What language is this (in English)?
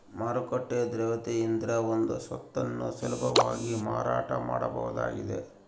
Kannada